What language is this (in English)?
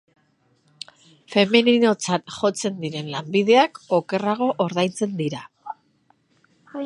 Basque